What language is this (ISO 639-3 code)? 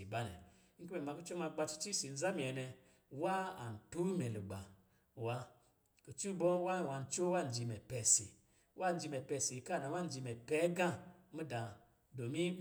mgi